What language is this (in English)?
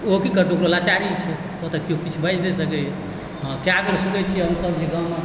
Maithili